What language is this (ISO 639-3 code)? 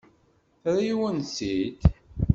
kab